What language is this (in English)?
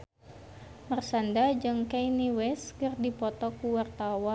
Sundanese